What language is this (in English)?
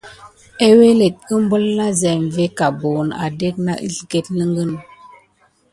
Gidar